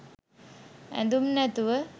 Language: Sinhala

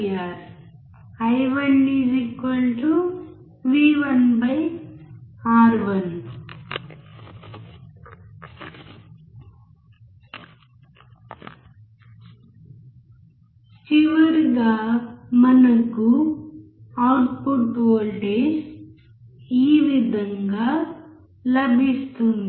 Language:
Telugu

